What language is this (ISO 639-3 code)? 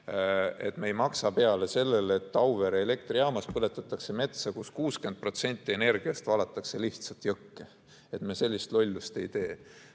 est